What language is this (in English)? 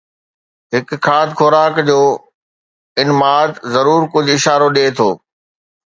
Sindhi